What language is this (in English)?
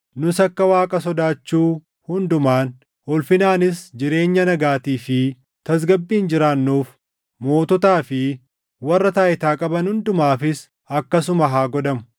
Oromo